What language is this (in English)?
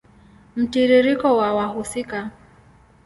Swahili